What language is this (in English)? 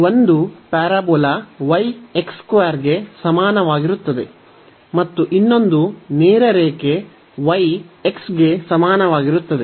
Kannada